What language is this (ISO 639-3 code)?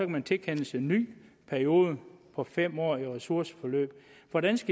dan